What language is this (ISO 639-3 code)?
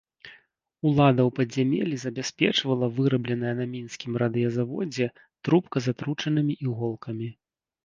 bel